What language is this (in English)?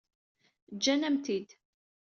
Kabyle